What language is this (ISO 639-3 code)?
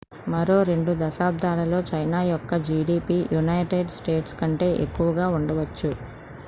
tel